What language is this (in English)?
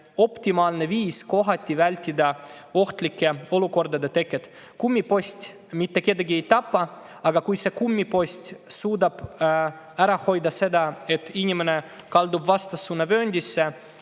Estonian